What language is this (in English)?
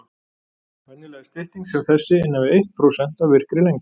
Icelandic